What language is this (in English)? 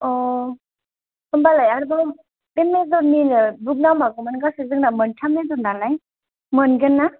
Bodo